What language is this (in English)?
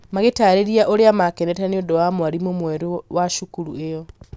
Kikuyu